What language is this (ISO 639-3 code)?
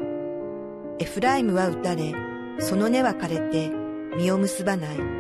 jpn